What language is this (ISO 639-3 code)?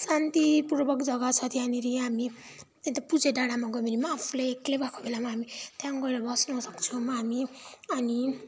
nep